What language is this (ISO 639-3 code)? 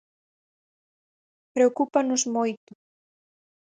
glg